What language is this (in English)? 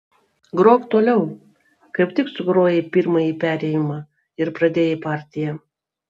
Lithuanian